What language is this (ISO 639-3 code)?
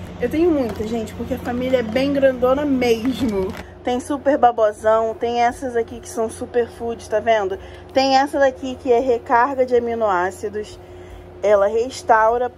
por